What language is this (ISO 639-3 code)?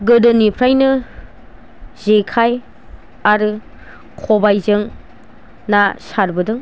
brx